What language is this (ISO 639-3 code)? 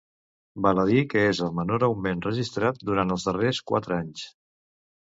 cat